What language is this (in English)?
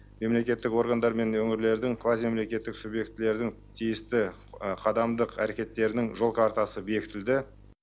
Kazakh